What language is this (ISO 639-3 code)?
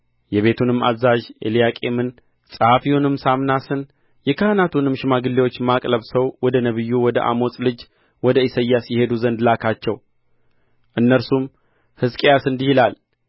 amh